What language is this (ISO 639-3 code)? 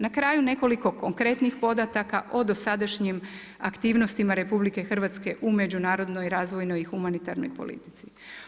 hrv